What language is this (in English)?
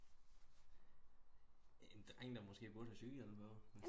Danish